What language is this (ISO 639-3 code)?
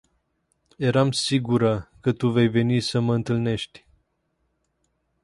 ron